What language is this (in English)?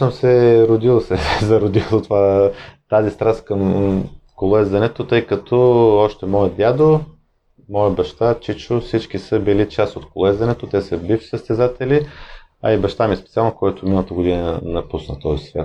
Bulgarian